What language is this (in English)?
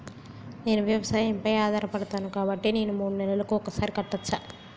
Telugu